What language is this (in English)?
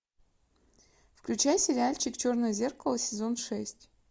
Russian